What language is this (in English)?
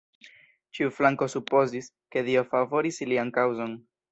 Esperanto